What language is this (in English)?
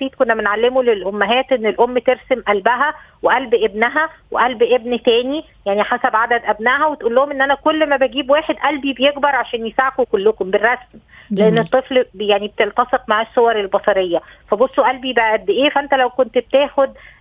Arabic